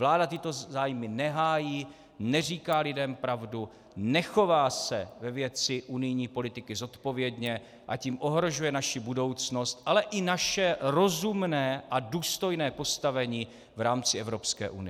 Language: Czech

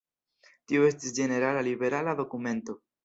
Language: Esperanto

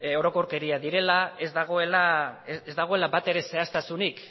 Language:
Basque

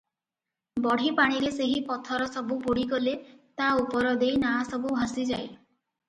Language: Odia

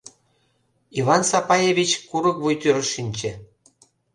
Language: Mari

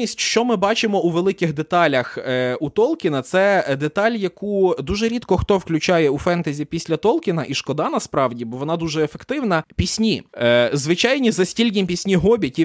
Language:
Ukrainian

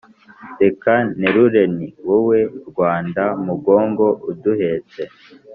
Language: Kinyarwanda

